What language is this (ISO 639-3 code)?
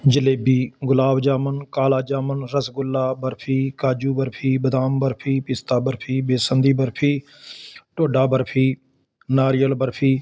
pan